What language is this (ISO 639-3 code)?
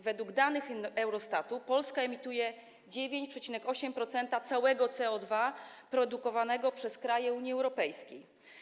pol